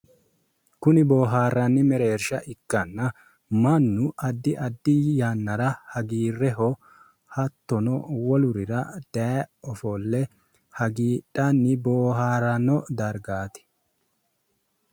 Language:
Sidamo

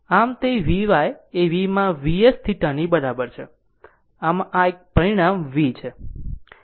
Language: Gujarati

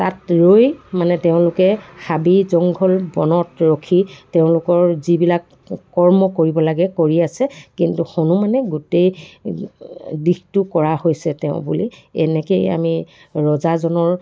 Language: Assamese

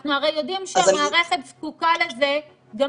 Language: Hebrew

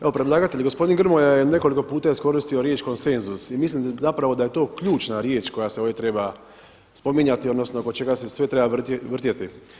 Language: Croatian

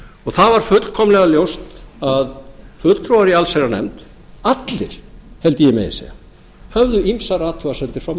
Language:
Icelandic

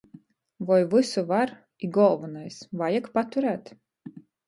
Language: Latgalian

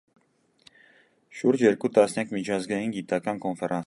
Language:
Armenian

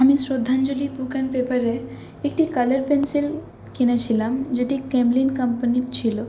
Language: Bangla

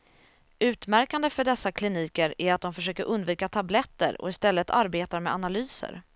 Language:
Swedish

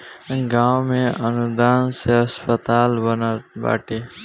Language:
Bhojpuri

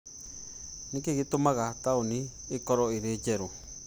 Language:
Kikuyu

